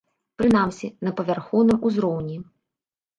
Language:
Belarusian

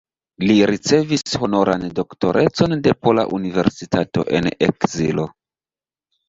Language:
Esperanto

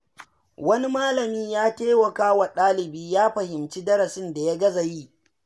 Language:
Hausa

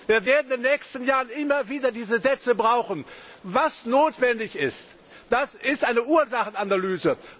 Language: German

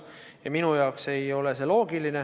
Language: Estonian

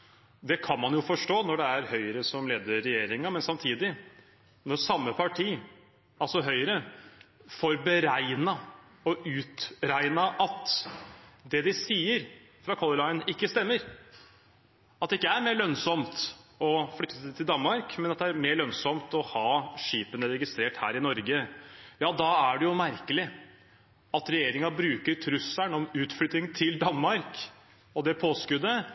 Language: Norwegian Bokmål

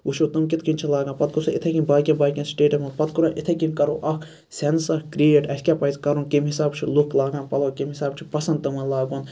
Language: Kashmiri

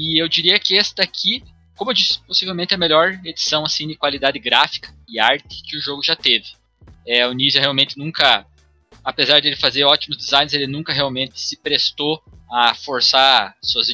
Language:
Portuguese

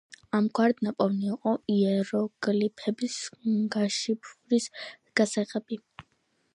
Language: Georgian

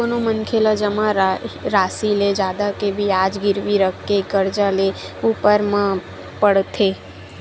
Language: Chhattisgarhi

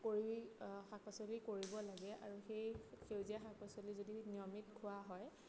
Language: Assamese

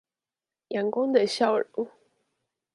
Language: Chinese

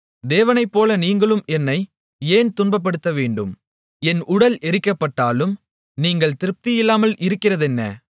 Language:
Tamil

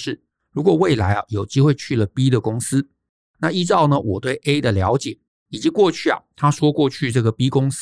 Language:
Chinese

